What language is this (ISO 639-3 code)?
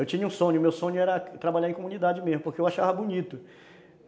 por